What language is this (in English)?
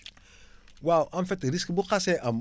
Wolof